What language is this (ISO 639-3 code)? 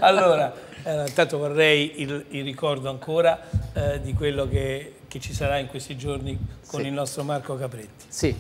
ita